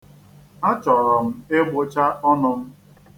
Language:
Igbo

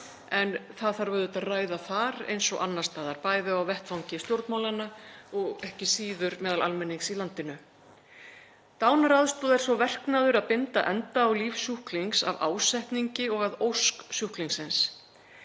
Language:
Icelandic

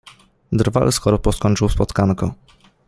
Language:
Polish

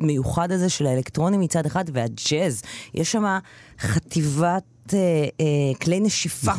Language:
Hebrew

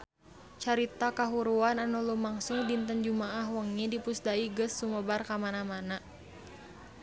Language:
Sundanese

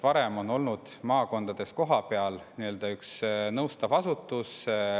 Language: Estonian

